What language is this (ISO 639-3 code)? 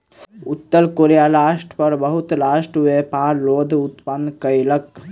mai